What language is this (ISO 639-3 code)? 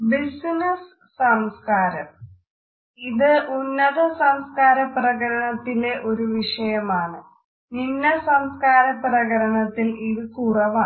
mal